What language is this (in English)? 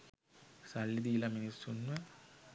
Sinhala